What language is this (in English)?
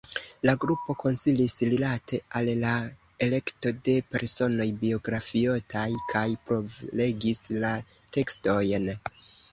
Esperanto